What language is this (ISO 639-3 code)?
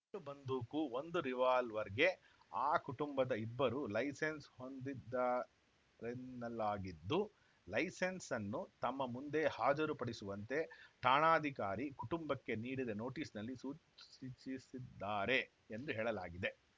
kan